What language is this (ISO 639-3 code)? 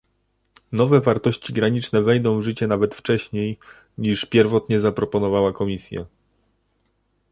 pol